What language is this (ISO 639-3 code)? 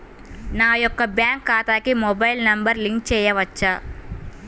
tel